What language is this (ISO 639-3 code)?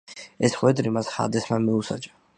kat